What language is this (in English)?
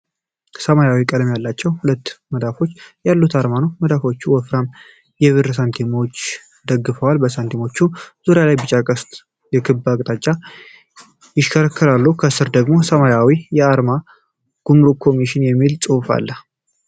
Amharic